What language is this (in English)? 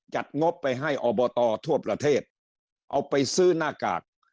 Thai